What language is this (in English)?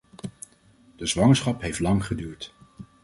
Dutch